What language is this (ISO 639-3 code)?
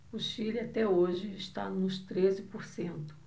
por